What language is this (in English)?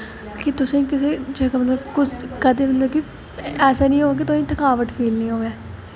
Dogri